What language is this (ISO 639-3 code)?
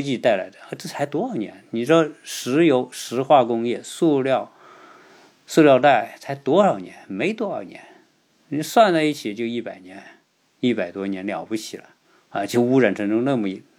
zho